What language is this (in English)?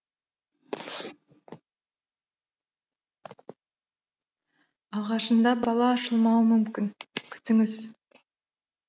Kazakh